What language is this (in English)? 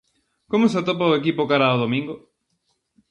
Galician